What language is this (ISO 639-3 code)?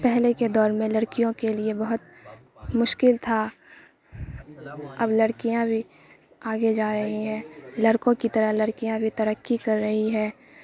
urd